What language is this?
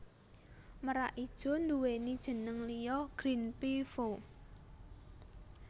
Javanese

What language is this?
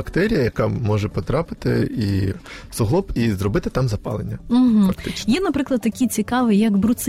Ukrainian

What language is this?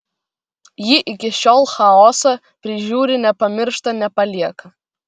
Lithuanian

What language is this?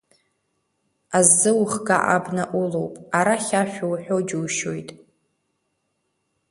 Abkhazian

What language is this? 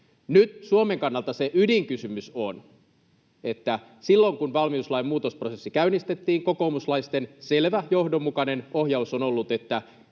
Finnish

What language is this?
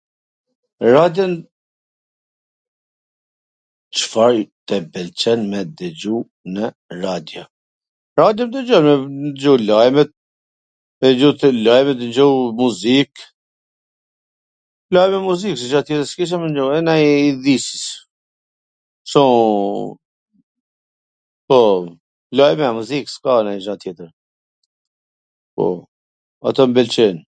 Gheg Albanian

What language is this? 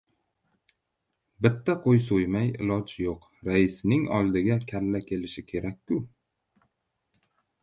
Uzbek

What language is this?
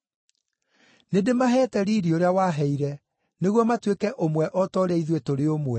Kikuyu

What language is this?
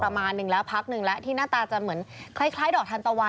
Thai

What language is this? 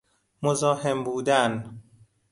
Persian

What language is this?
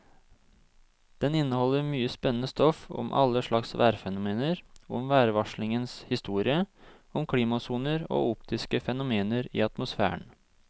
Norwegian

